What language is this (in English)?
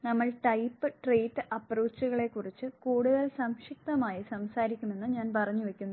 Malayalam